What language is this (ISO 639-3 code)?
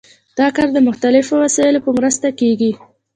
pus